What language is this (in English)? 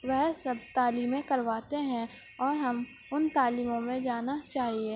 Urdu